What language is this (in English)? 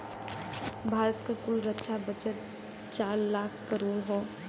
Bhojpuri